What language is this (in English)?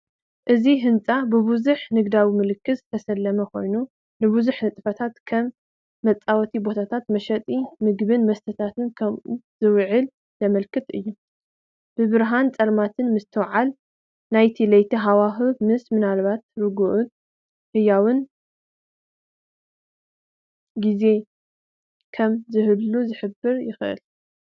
Tigrinya